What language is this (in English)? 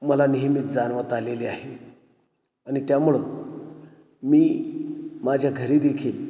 Marathi